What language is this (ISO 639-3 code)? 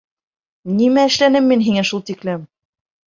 bak